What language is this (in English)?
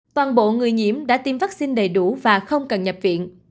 Vietnamese